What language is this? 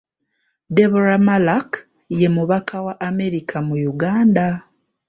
Ganda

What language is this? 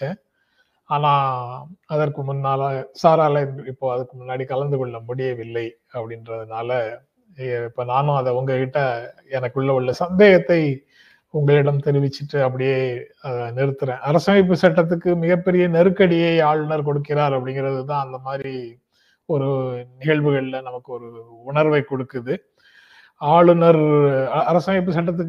Tamil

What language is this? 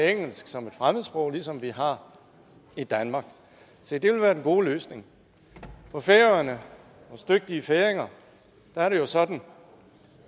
Danish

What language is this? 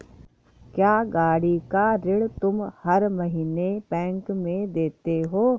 Hindi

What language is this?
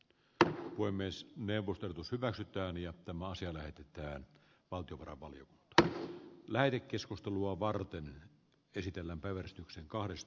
Finnish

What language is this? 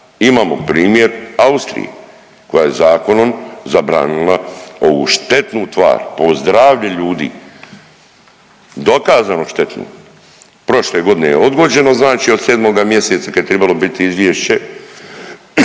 Croatian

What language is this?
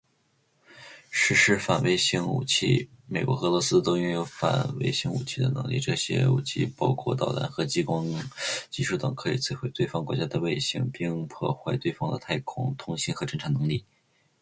Chinese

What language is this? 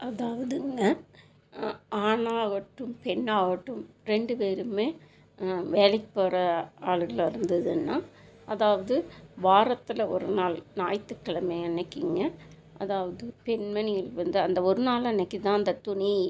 Tamil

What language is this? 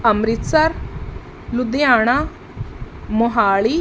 Punjabi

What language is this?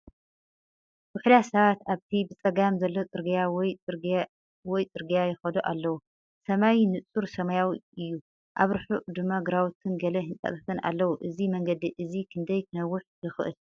Tigrinya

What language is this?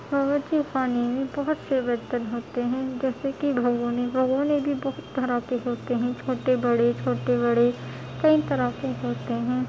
Urdu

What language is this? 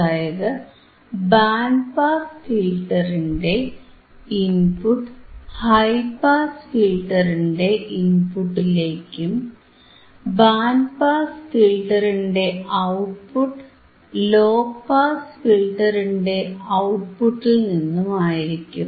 Malayalam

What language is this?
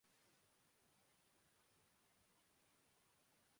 Urdu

